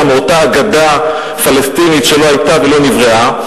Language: Hebrew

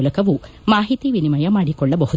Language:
Kannada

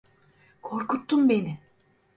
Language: Turkish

